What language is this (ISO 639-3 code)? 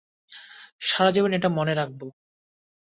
ben